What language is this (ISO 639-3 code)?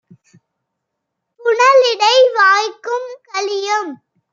tam